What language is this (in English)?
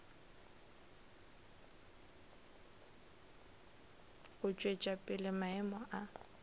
Northern Sotho